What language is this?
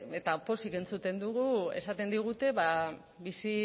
Basque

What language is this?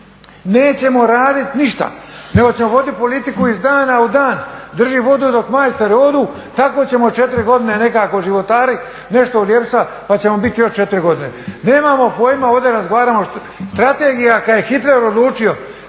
Croatian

